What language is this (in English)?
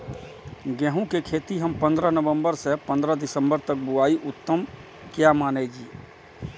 Maithili